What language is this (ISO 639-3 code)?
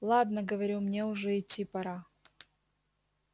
rus